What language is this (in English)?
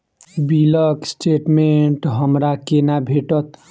Maithili